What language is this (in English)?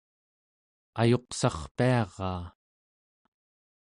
Central Yupik